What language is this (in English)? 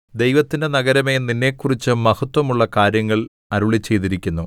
Malayalam